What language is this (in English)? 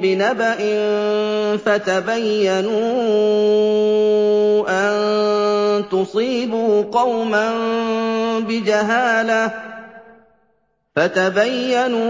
Arabic